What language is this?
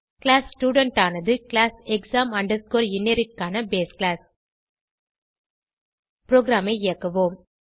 Tamil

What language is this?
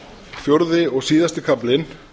Icelandic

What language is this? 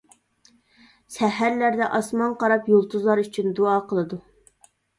Uyghur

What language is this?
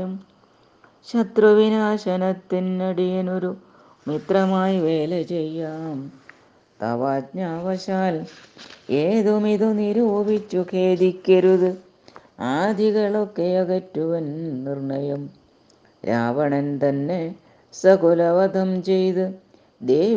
Malayalam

